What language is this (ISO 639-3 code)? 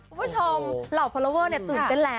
tha